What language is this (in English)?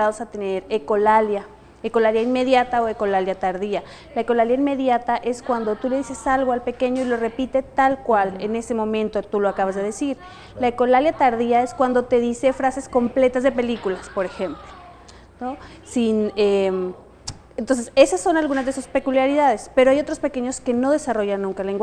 Spanish